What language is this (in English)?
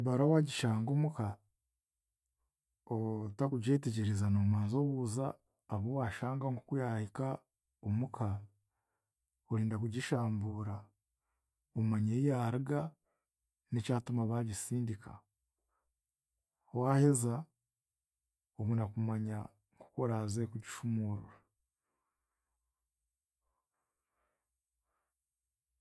Chiga